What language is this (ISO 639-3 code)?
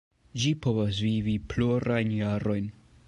epo